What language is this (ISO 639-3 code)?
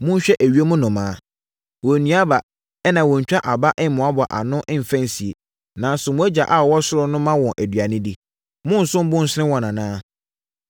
aka